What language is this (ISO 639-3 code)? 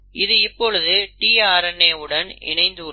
tam